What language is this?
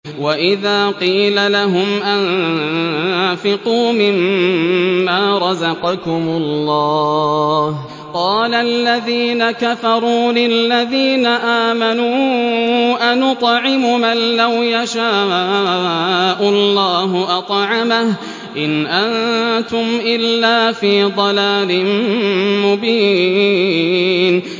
Arabic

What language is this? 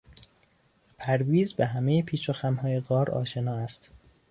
Persian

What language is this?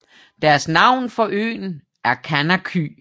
Danish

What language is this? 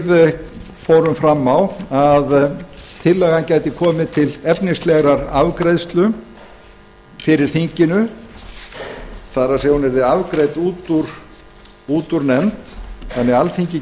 Icelandic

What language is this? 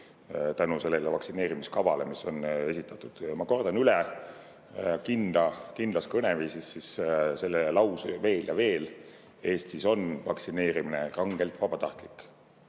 Estonian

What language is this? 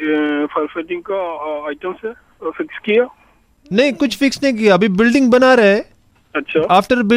Malayalam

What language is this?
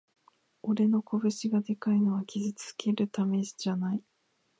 Japanese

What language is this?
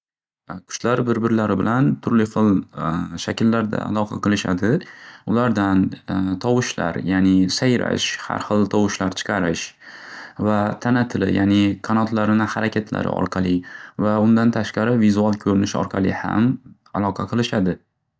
Uzbek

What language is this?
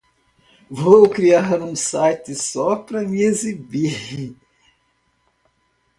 Portuguese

